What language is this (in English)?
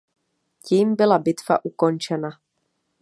Czech